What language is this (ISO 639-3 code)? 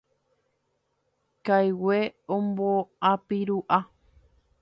grn